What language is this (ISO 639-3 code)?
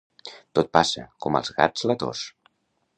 cat